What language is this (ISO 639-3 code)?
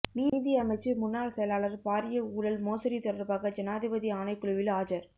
tam